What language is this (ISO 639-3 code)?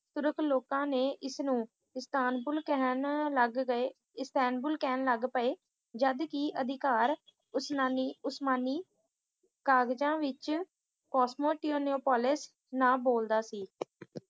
pan